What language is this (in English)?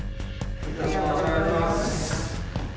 Japanese